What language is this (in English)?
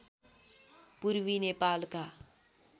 Nepali